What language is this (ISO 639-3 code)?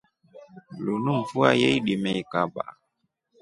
rof